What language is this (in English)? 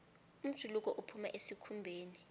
South Ndebele